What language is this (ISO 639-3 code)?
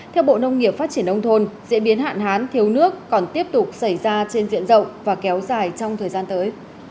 vie